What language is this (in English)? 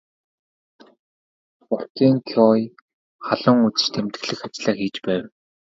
Mongolian